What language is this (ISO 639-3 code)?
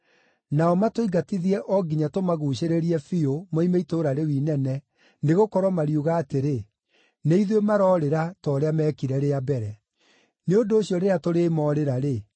kik